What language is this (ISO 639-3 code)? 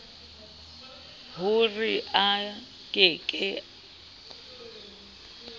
sot